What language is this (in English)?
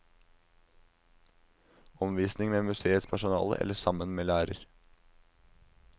Norwegian